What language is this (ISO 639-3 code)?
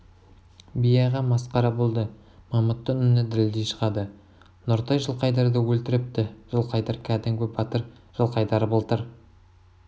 kaz